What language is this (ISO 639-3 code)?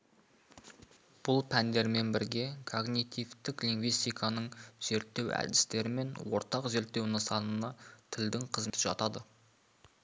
kaz